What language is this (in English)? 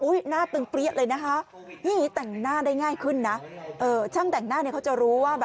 Thai